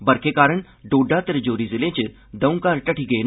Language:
Dogri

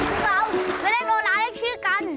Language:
Thai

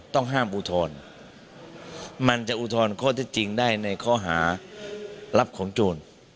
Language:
Thai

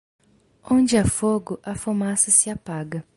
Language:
Portuguese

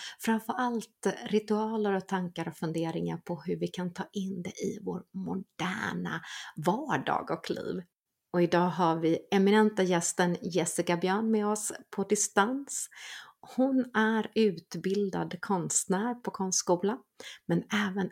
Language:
Swedish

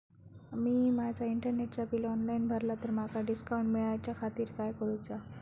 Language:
Marathi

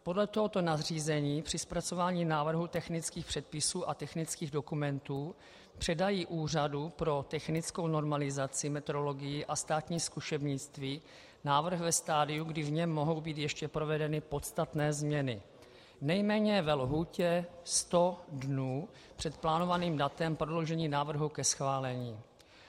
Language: Czech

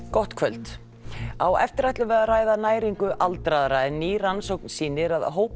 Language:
Icelandic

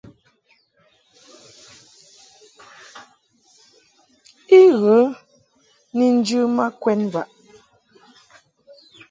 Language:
Mungaka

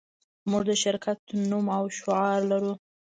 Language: Pashto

